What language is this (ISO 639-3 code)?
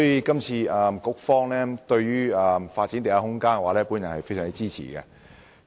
yue